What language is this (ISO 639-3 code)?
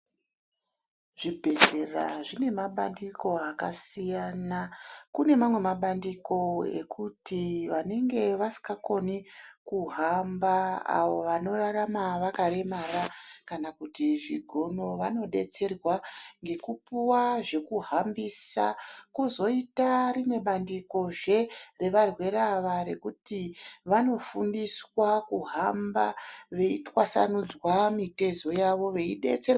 ndc